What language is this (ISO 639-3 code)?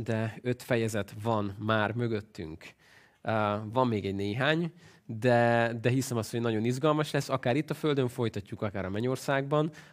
hun